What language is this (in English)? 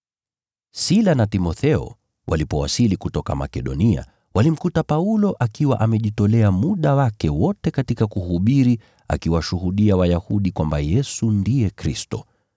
Swahili